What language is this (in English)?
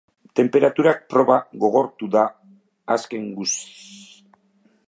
Basque